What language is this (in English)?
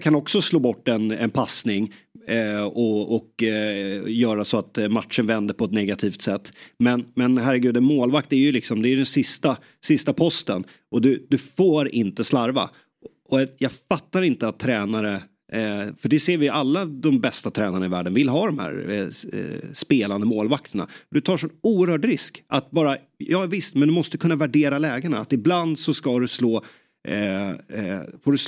Swedish